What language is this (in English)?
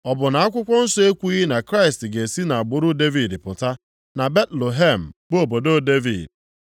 Igbo